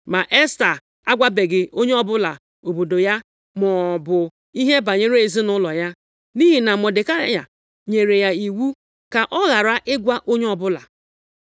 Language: Igbo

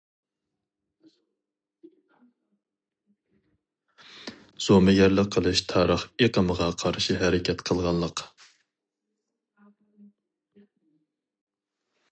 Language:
Uyghur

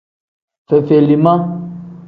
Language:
Tem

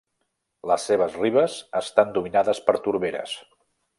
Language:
Catalan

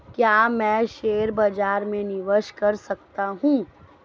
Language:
Hindi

